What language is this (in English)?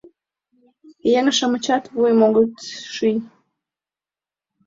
Mari